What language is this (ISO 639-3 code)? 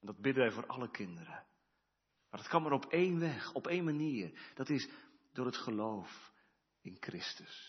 nld